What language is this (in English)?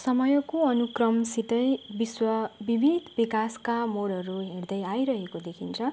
Nepali